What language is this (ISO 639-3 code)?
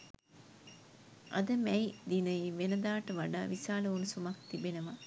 sin